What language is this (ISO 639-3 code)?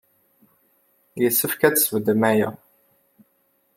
kab